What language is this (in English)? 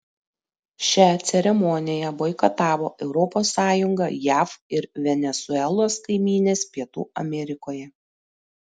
Lithuanian